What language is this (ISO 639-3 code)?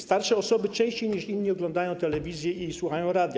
pol